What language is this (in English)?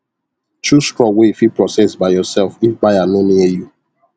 Nigerian Pidgin